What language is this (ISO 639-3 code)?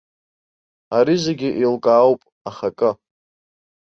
abk